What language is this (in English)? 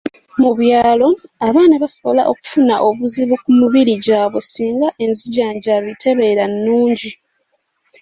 Ganda